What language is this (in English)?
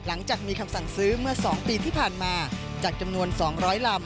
Thai